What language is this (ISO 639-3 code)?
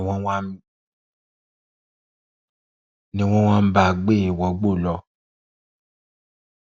yor